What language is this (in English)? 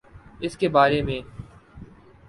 Urdu